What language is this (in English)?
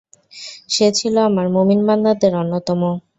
Bangla